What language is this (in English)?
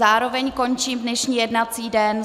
Czech